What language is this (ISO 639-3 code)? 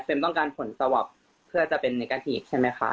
tha